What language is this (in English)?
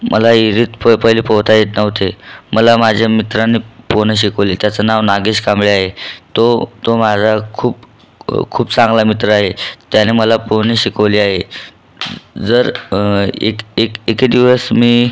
Marathi